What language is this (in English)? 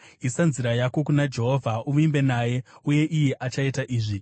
Shona